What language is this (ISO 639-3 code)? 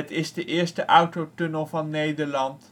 nld